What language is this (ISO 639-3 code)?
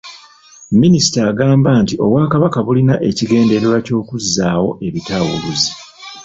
lug